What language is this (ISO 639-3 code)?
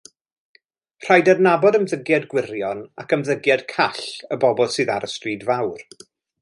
cym